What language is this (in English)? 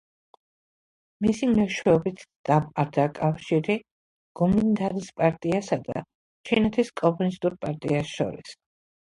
Georgian